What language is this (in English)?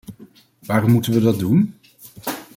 Dutch